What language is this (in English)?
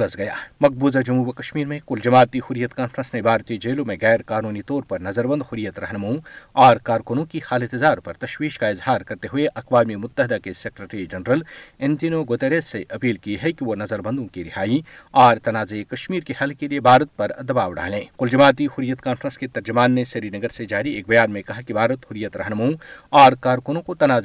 Urdu